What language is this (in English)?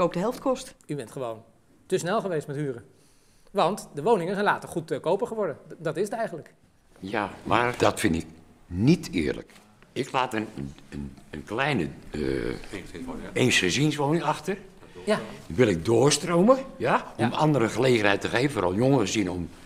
Dutch